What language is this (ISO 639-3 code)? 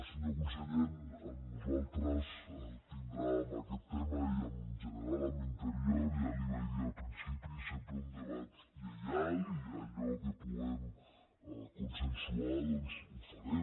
cat